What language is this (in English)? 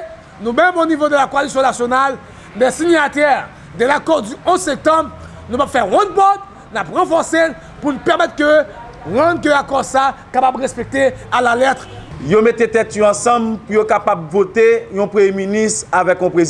French